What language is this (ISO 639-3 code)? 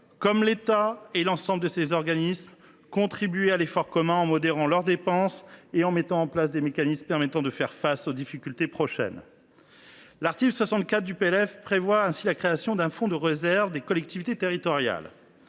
fra